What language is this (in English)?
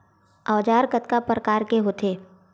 Chhattisgarhi